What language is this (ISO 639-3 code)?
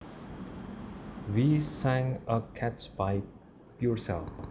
jav